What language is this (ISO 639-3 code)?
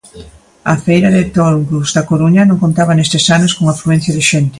glg